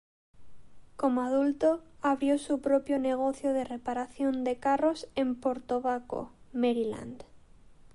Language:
Spanish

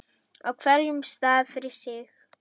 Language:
Icelandic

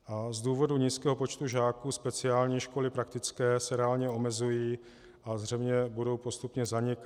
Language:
Czech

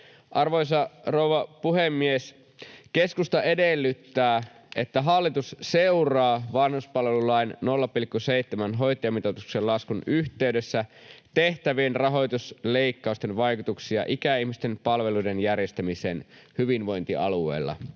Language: Finnish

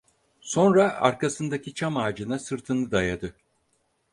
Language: Turkish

